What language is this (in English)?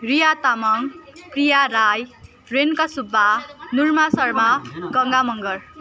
Nepali